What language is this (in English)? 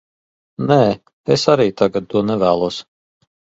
Latvian